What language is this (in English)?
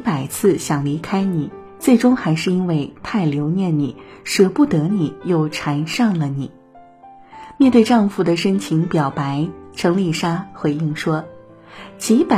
Chinese